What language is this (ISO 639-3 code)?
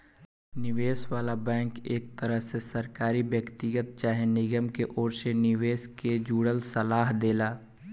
bho